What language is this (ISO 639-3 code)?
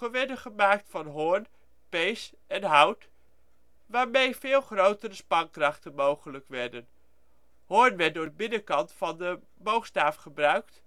nld